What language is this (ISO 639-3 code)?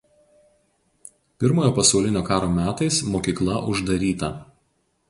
lit